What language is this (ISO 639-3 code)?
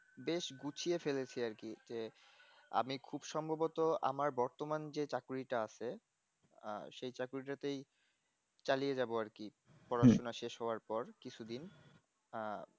ben